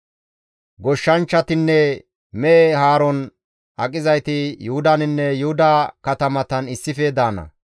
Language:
Gamo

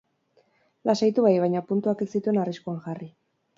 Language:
Basque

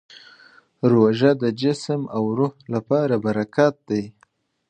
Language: Pashto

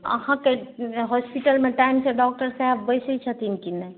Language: Maithili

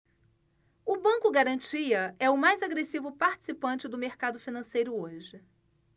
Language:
Portuguese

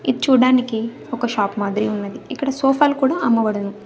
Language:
Telugu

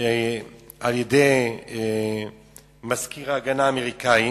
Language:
Hebrew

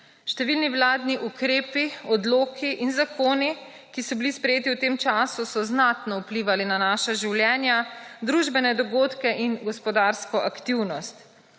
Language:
Slovenian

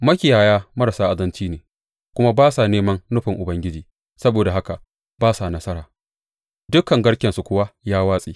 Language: Hausa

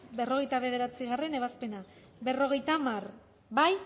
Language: Basque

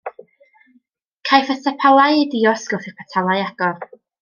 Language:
Welsh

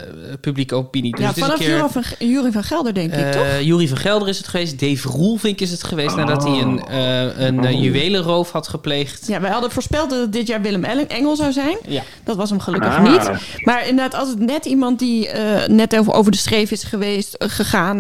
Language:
Dutch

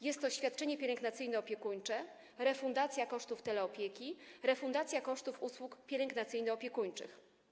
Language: Polish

